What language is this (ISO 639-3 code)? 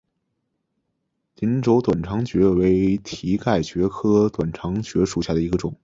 zho